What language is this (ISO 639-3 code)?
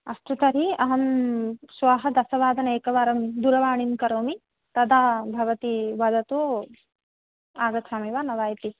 san